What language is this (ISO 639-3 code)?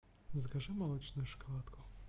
rus